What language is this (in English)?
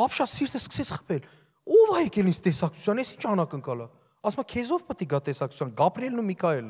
Turkish